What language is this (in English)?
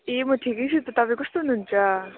Nepali